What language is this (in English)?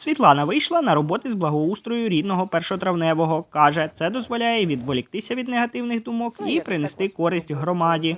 Ukrainian